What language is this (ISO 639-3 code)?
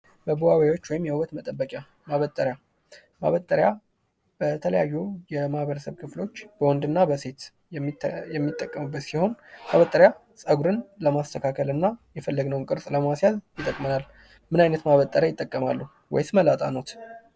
amh